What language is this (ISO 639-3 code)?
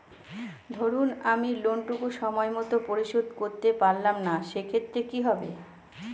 ben